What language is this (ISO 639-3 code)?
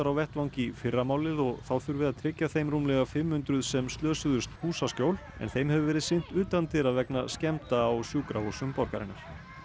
isl